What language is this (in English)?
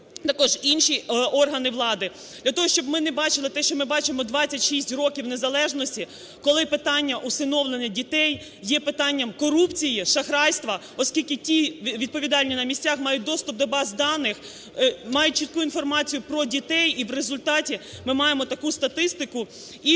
Ukrainian